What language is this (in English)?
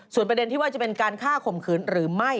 Thai